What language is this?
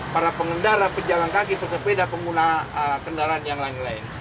Indonesian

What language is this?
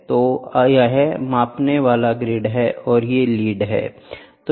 Hindi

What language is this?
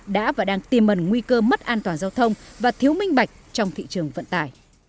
Vietnamese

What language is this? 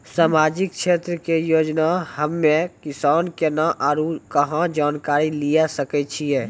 Maithili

